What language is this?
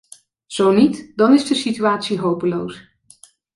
Dutch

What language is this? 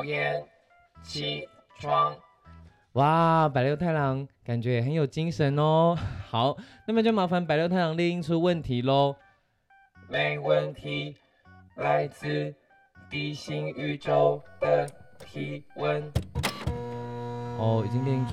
Chinese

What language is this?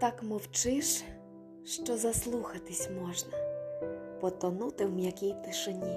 Ukrainian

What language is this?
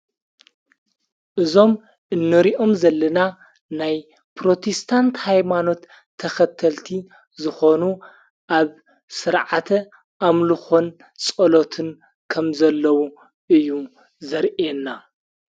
Tigrinya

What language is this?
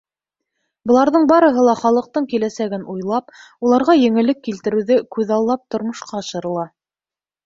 Bashkir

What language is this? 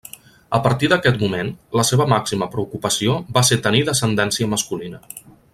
Catalan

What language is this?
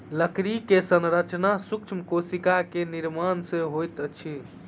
Maithili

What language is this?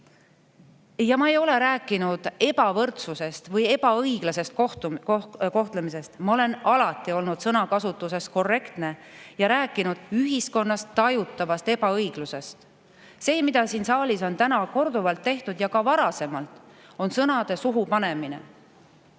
Estonian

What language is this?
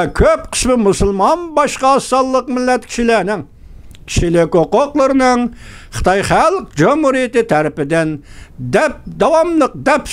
Turkish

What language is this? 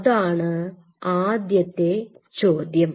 Malayalam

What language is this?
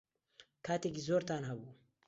Central Kurdish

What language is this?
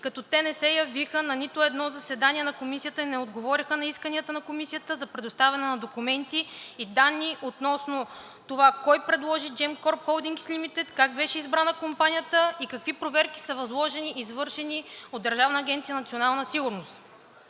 Bulgarian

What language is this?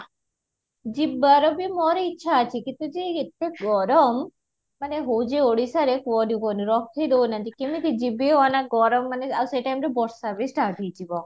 Odia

